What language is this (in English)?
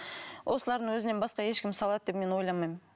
Kazakh